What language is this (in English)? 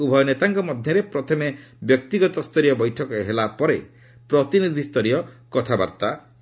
Odia